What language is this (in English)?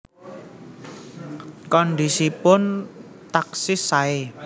Javanese